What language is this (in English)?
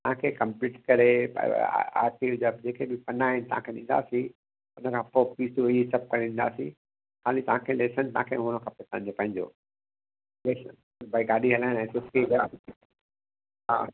Sindhi